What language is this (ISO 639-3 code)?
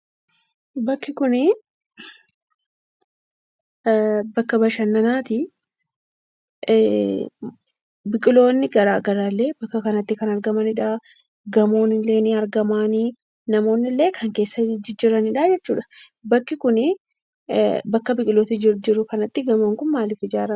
orm